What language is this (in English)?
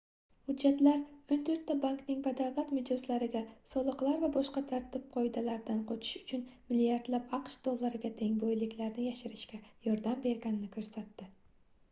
Uzbek